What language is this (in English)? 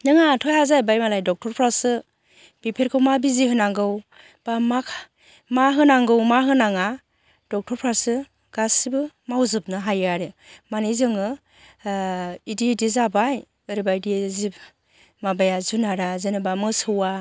Bodo